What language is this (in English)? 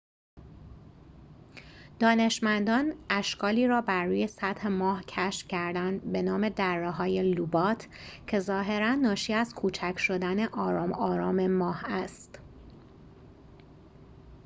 Persian